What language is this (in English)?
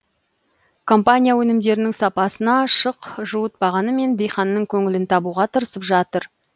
Kazakh